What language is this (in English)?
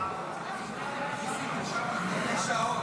Hebrew